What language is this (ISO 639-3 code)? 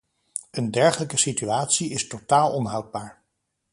nld